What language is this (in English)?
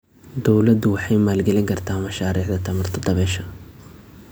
Somali